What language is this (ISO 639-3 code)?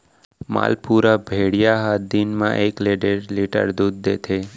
hne